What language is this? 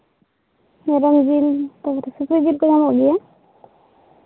Santali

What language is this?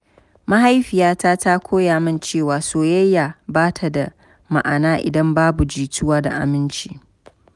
Hausa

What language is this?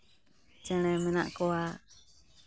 Santali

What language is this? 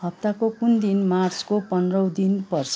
Nepali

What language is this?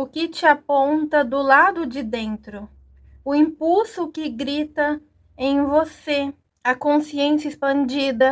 Portuguese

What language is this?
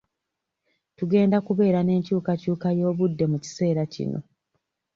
Ganda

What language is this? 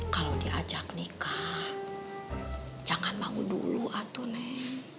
Indonesian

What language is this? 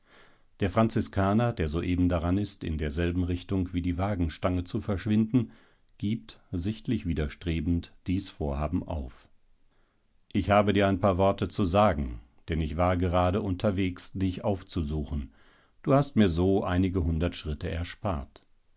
German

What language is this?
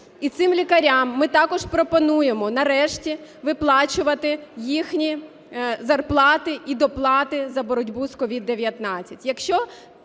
Ukrainian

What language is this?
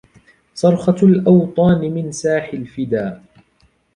Arabic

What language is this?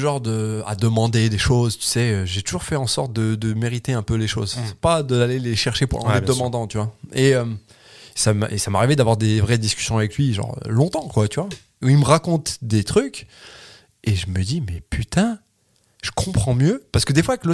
French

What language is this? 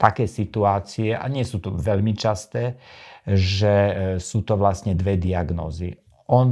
Slovak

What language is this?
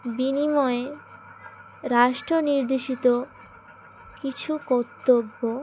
Bangla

